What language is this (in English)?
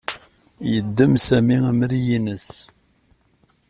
Kabyle